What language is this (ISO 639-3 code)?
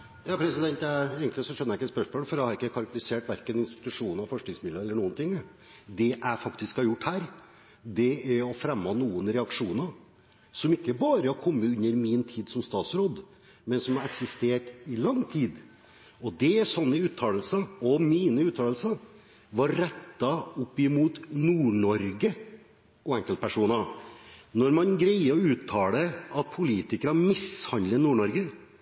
nob